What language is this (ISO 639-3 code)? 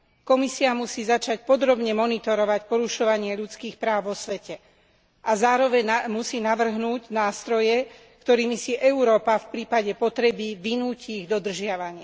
slk